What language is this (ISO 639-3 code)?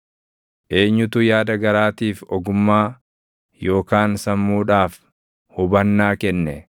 orm